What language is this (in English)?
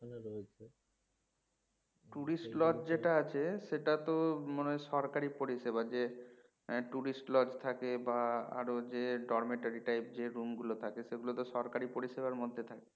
Bangla